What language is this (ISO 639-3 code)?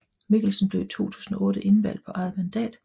dan